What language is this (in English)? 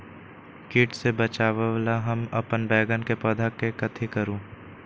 Magahi